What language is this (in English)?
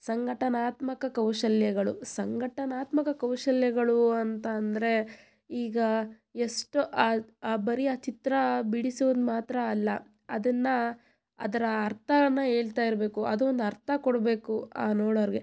Kannada